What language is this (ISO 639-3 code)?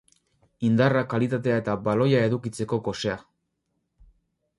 eus